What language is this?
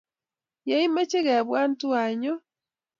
Kalenjin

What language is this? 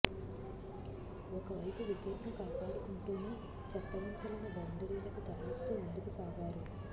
Telugu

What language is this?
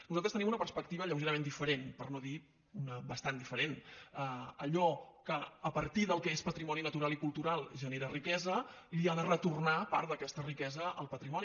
Catalan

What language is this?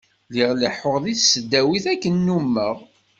Kabyle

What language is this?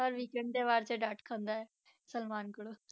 Punjabi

